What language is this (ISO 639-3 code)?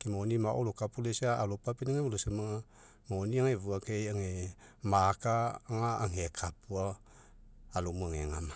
mek